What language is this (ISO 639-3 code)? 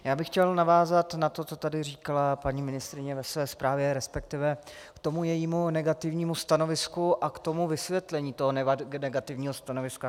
ces